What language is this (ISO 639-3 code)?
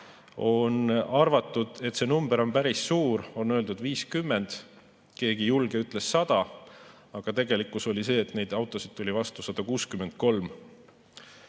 est